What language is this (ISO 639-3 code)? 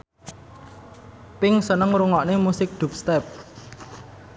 jav